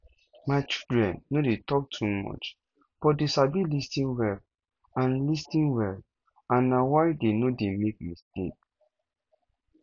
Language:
Nigerian Pidgin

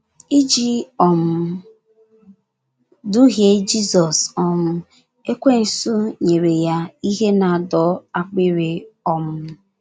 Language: Igbo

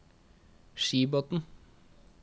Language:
Norwegian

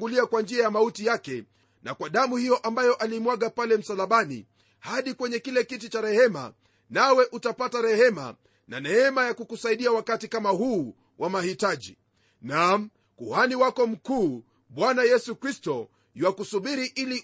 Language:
Swahili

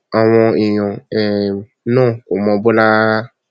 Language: Yoruba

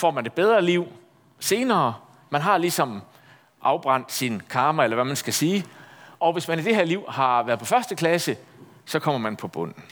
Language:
Danish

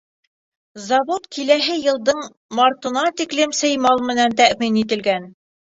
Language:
Bashkir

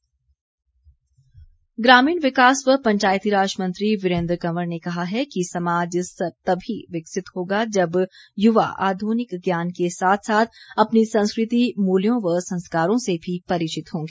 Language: Hindi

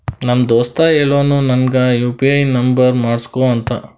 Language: Kannada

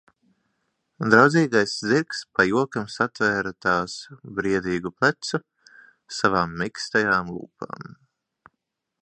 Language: Latvian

